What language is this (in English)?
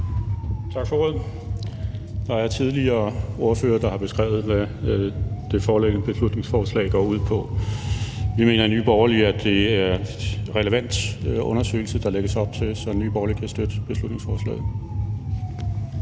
Danish